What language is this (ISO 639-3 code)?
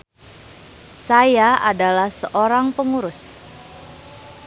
sun